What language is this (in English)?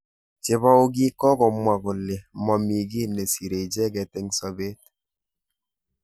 Kalenjin